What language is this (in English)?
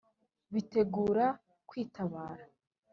Kinyarwanda